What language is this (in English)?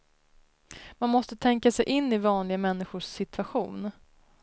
Swedish